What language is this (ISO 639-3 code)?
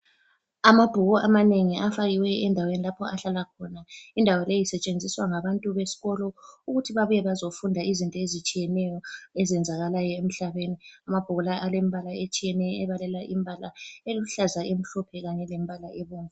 nde